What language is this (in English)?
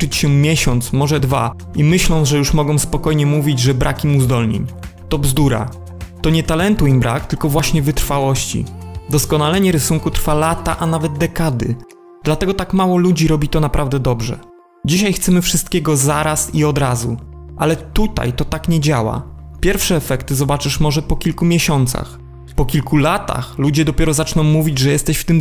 Polish